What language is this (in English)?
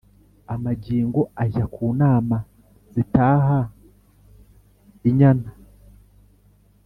Kinyarwanda